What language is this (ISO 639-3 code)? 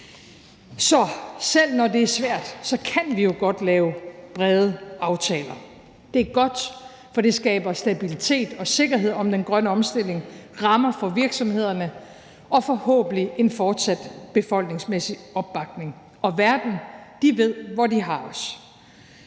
dan